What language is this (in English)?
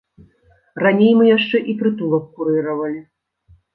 Belarusian